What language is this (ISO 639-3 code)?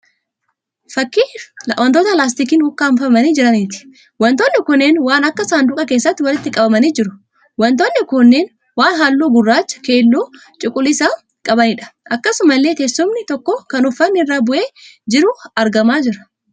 orm